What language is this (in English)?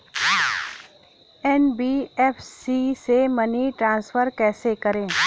Hindi